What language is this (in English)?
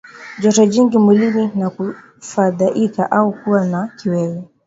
Swahili